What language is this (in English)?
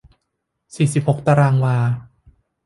Thai